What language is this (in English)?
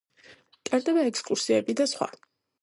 Georgian